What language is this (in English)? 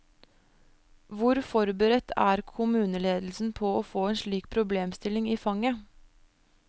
Norwegian